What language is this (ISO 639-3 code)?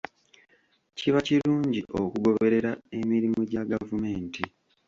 lug